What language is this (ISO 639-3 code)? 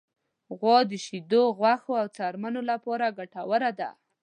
pus